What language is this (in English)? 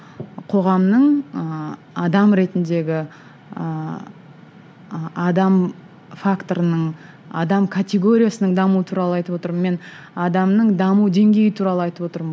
Kazakh